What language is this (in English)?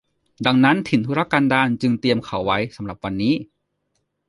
Thai